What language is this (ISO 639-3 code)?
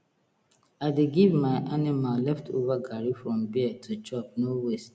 pcm